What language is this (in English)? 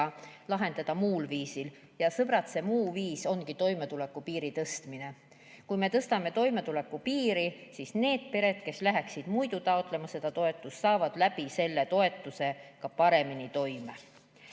Estonian